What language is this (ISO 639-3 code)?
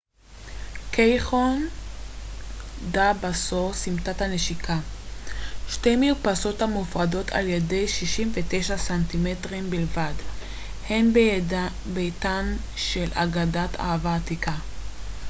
heb